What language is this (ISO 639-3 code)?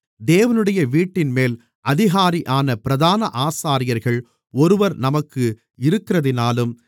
tam